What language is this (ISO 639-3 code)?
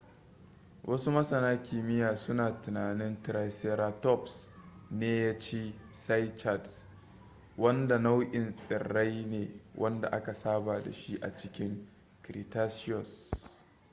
hau